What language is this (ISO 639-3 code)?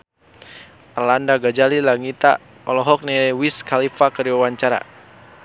sun